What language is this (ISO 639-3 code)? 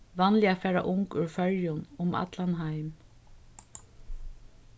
fao